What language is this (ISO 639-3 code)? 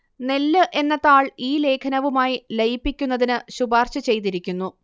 mal